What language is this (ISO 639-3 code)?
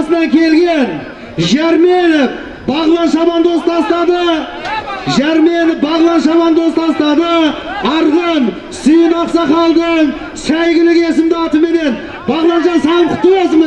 tur